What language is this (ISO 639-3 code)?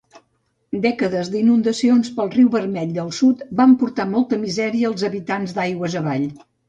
cat